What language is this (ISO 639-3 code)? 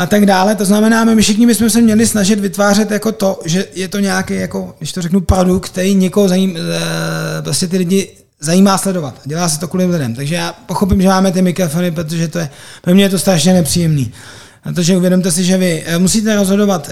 ces